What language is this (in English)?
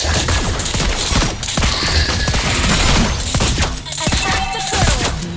Indonesian